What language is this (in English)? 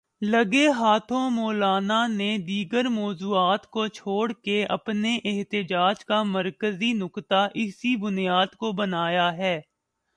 Urdu